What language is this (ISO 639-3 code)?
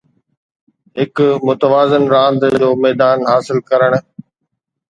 snd